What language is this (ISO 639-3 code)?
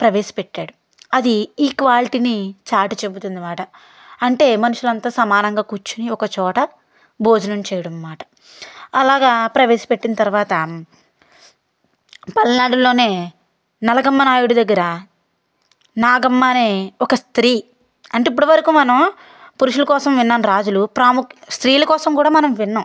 tel